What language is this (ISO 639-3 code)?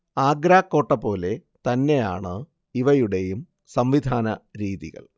mal